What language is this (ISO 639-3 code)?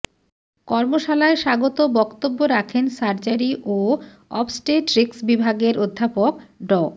ben